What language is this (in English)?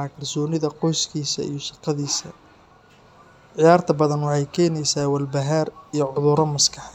Somali